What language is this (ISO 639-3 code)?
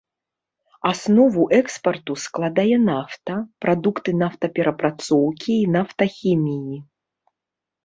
bel